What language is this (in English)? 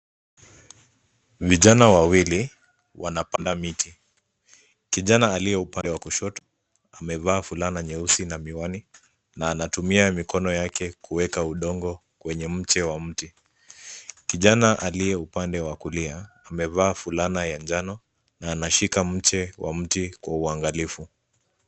Swahili